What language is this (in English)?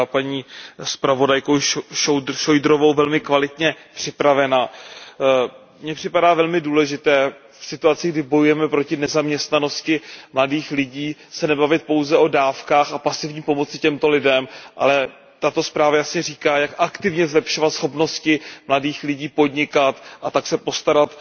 Czech